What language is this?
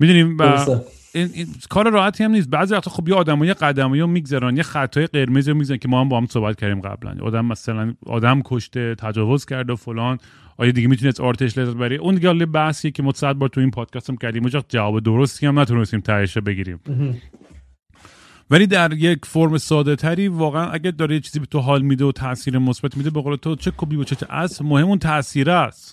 Persian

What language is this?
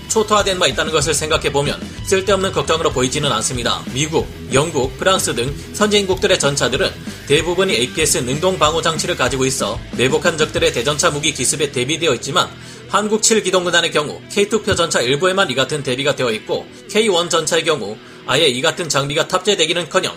Korean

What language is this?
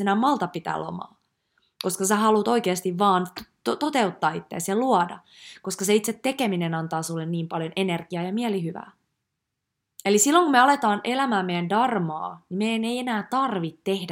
Finnish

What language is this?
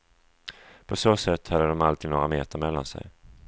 Swedish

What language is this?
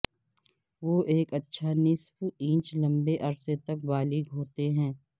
Urdu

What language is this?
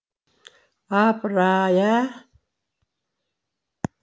Kazakh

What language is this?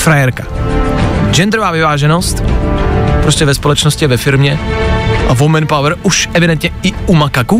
Czech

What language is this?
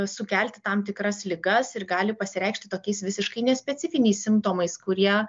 Lithuanian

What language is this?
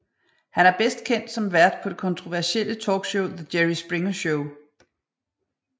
Danish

